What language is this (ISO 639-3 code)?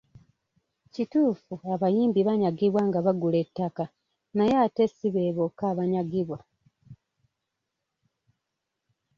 lug